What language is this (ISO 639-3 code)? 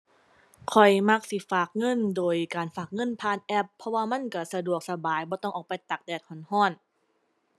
tha